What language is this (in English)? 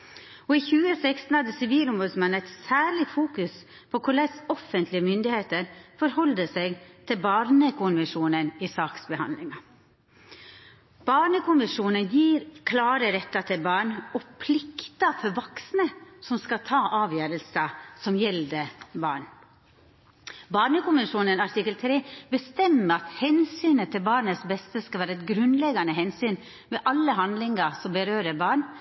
Norwegian Nynorsk